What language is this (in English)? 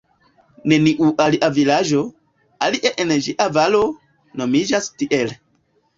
Esperanto